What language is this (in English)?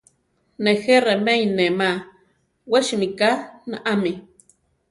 Central Tarahumara